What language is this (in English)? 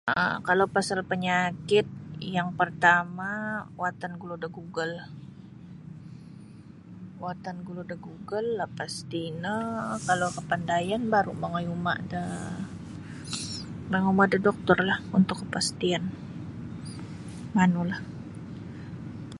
Sabah Bisaya